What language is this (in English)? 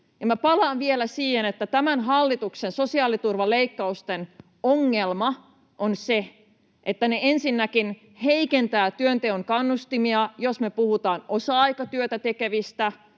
Finnish